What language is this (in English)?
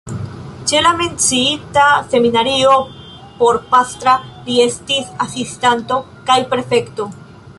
Esperanto